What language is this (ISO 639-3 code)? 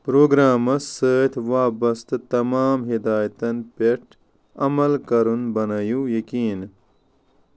kas